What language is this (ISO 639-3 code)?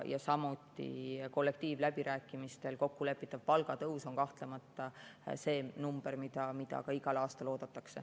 est